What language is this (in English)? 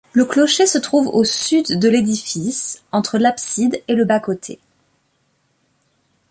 French